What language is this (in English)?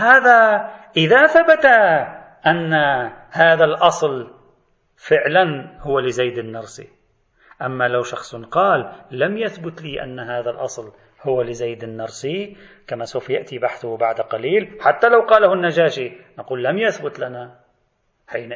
Arabic